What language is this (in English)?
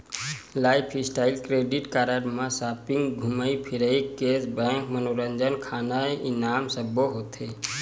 Chhattisgarhi